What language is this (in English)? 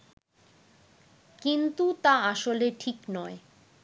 Bangla